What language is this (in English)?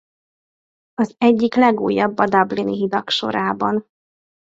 Hungarian